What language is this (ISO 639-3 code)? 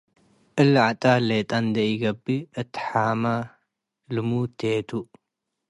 tig